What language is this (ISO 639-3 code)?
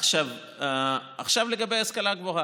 heb